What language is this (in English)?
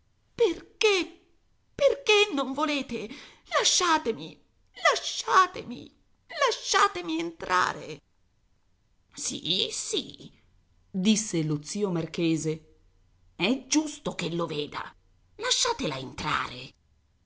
Italian